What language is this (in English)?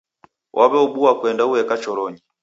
Taita